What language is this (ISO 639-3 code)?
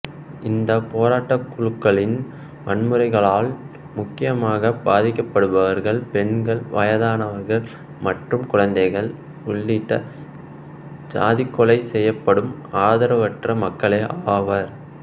tam